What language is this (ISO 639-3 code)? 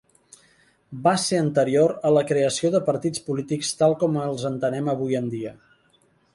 cat